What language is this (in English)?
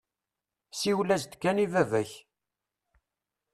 Kabyle